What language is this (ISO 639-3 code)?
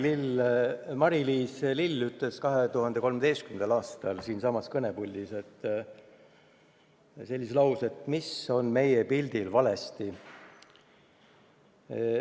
est